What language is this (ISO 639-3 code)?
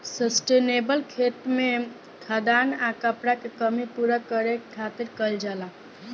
bho